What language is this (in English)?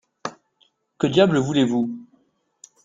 French